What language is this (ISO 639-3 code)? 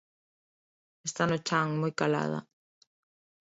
glg